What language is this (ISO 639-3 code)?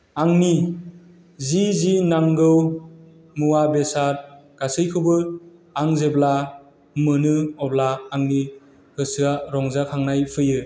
brx